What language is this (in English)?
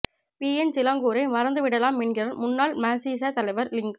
Tamil